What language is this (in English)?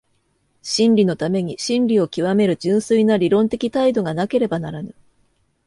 Japanese